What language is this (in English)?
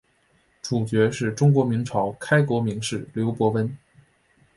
Chinese